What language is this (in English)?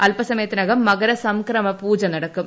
Malayalam